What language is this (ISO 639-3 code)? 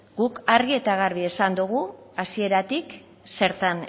eus